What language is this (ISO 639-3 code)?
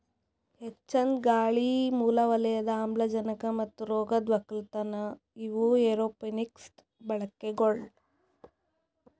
kan